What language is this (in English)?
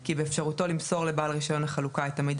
Hebrew